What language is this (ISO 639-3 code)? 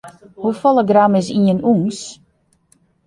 fry